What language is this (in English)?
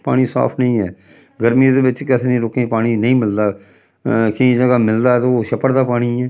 Dogri